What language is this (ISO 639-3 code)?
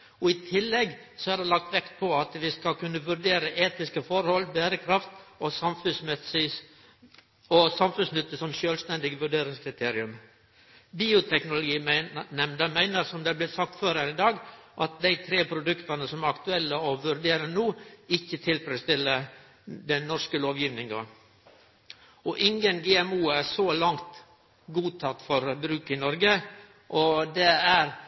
nno